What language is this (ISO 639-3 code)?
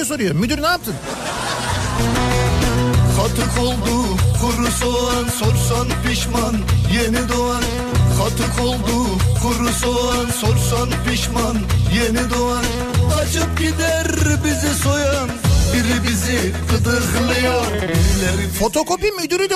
tur